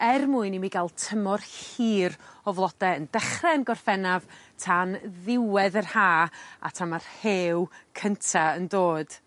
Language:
Welsh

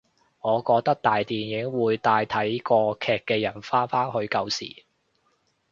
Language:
Cantonese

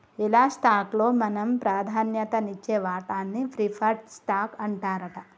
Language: Telugu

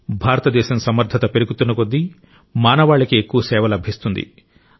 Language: Telugu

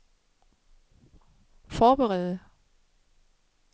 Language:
Danish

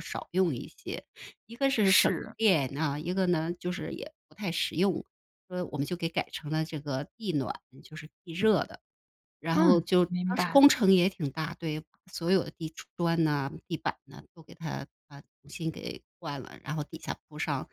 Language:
Chinese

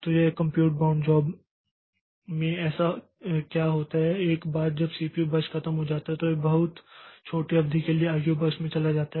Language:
Hindi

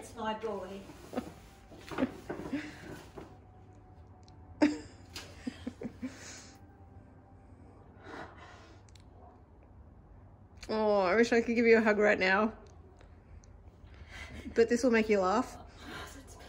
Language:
English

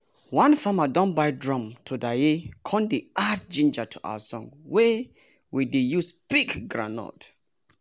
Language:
Nigerian Pidgin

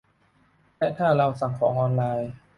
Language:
Thai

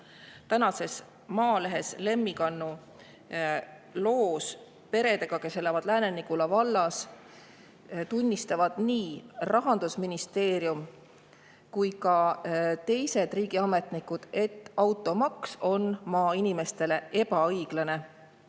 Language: Estonian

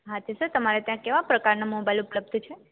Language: Gujarati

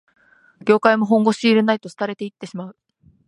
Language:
Japanese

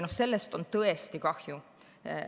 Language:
Estonian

